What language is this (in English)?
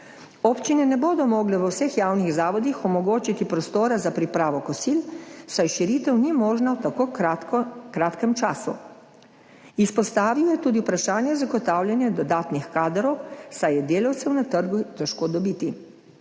Slovenian